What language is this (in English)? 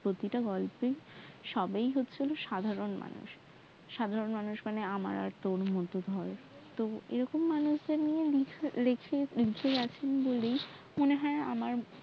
Bangla